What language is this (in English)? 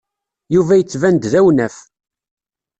Kabyle